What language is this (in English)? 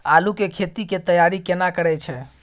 Maithili